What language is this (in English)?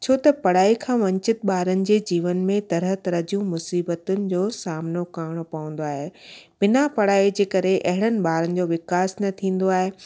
Sindhi